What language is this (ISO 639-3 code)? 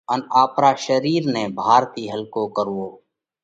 kvx